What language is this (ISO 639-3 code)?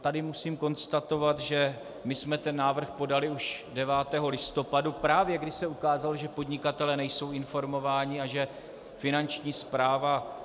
ces